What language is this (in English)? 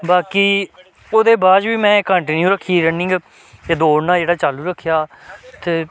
Dogri